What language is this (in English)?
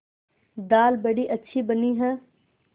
Hindi